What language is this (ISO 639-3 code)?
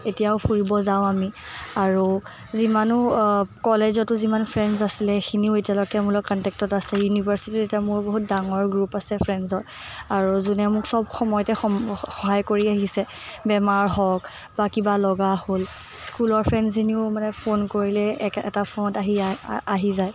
asm